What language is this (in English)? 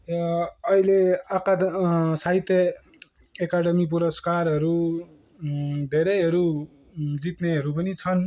Nepali